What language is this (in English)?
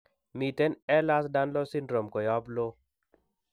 Kalenjin